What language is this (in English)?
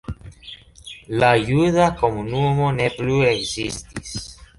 Esperanto